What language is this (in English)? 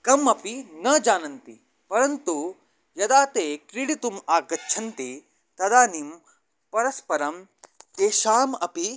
Sanskrit